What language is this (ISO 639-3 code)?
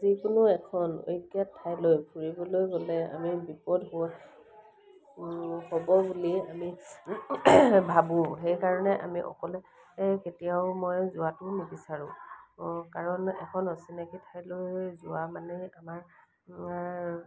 asm